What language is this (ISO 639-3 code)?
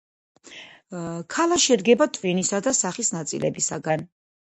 kat